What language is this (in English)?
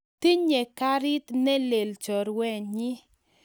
Kalenjin